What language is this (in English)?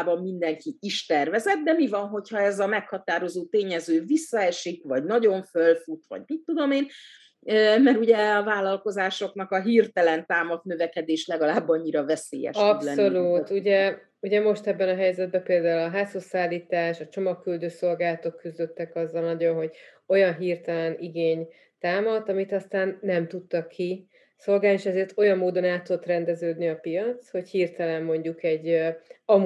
Hungarian